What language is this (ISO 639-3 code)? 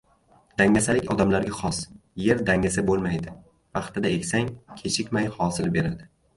uzb